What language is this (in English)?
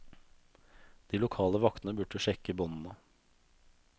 Norwegian